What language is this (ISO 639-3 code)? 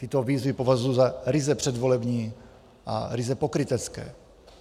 ces